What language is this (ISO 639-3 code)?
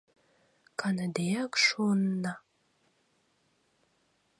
chm